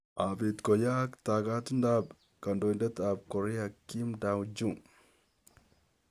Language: Kalenjin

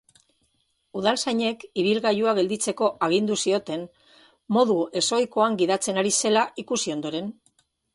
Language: Basque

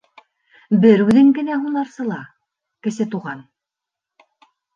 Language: Bashkir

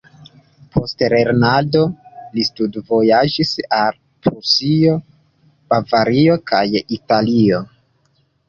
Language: Esperanto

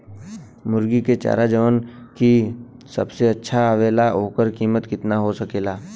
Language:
Bhojpuri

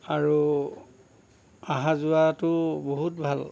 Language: Assamese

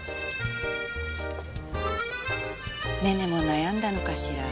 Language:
Japanese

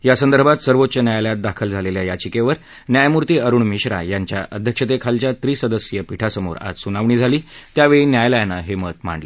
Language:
Marathi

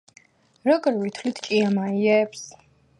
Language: Georgian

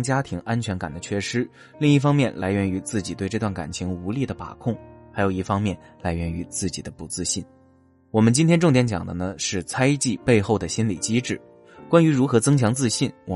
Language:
Chinese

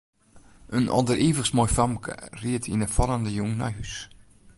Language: Western Frisian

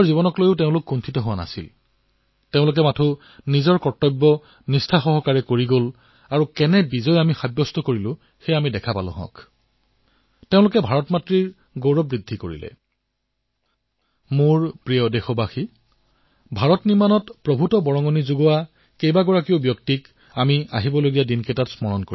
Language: Assamese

